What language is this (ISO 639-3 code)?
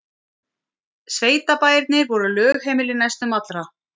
isl